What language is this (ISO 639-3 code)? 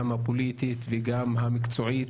heb